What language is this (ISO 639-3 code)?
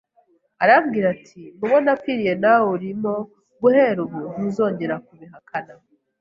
kin